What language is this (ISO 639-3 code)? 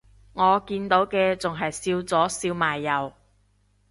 yue